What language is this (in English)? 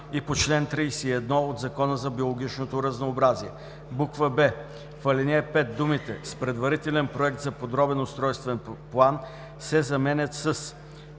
Bulgarian